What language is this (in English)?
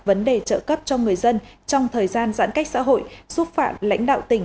Vietnamese